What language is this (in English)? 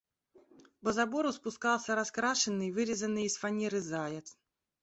Russian